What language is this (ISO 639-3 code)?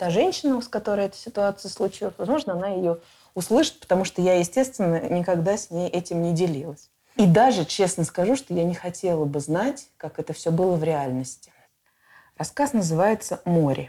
rus